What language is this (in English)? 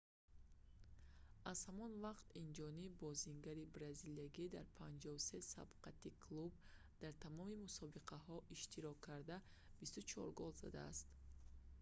Tajik